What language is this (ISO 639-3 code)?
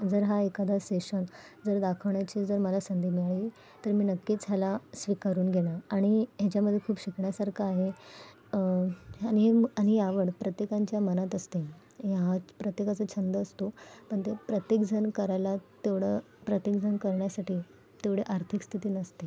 mar